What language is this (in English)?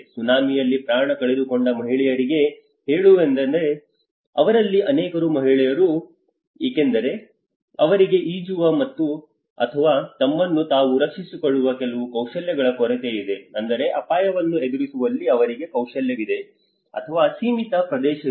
Kannada